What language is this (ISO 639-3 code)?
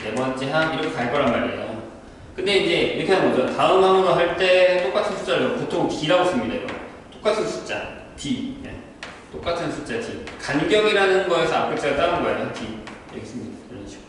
kor